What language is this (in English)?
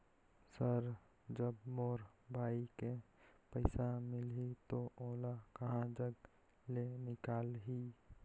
Chhattisgarhi